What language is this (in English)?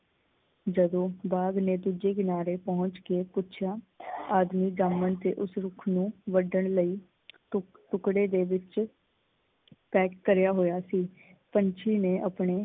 Punjabi